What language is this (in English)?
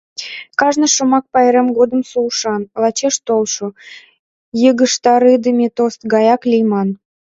Mari